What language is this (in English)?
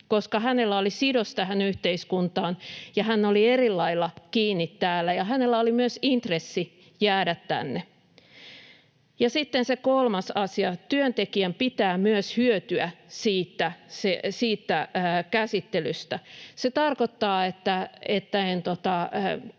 Finnish